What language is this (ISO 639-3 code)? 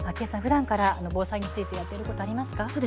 jpn